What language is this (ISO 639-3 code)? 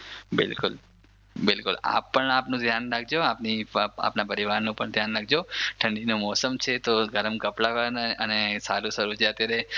guj